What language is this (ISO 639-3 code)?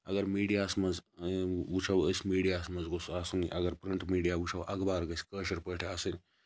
kas